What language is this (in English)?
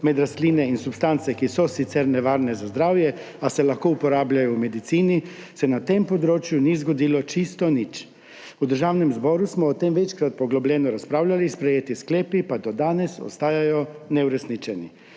Slovenian